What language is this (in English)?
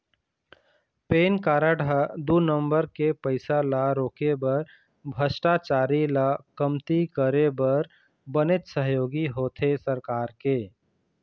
Chhattisgarhi